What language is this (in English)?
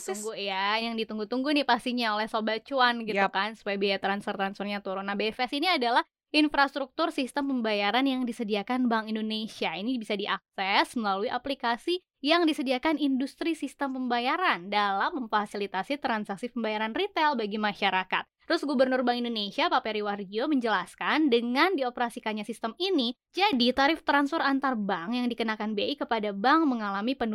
Indonesian